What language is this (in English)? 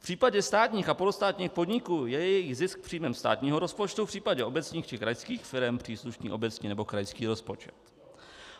Czech